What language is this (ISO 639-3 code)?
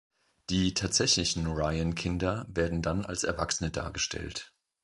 deu